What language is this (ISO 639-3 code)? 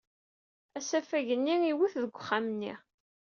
kab